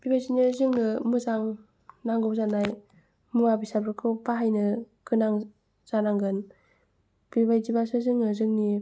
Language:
Bodo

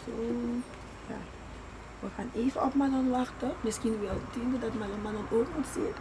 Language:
Dutch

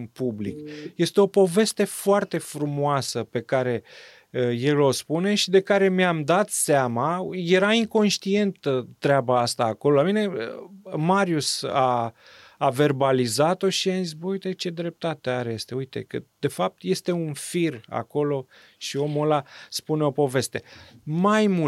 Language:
Romanian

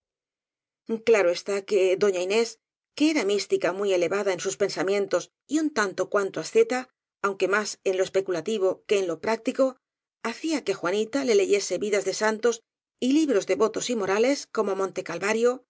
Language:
Spanish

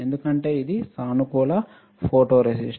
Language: Telugu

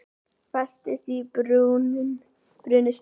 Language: Icelandic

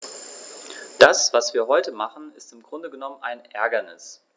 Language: German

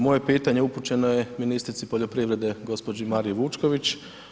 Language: Croatian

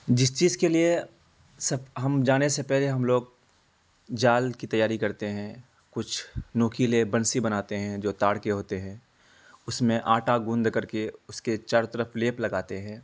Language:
Urdu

